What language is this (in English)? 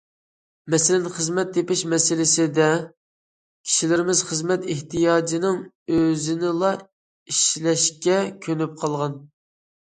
Uyghur